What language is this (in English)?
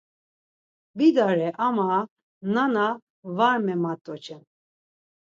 Laz